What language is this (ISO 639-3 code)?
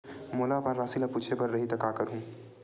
hne